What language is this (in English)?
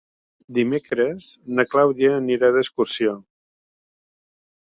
Catalan